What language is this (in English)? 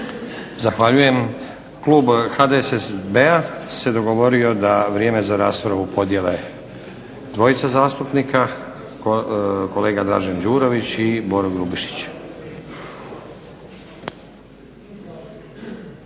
Croatian